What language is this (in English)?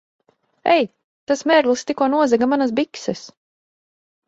Latvian